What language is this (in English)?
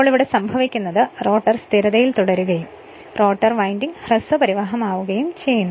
Malayalam